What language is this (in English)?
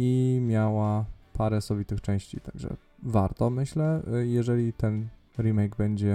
Polish